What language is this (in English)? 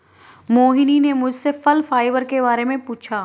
Hindi